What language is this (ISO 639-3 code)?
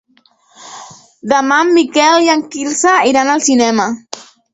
cat